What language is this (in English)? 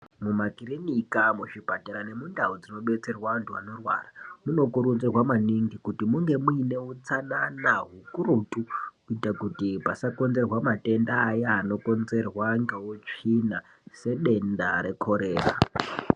Ndau